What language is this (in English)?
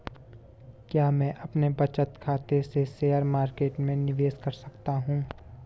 Hindi